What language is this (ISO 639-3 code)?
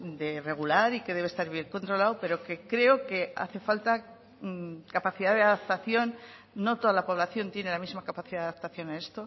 spa